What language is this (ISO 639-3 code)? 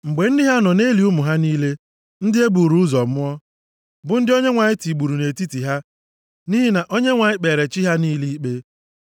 ibo